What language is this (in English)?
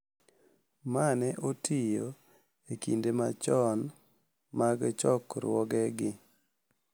Luo (Kenya and Tanzania)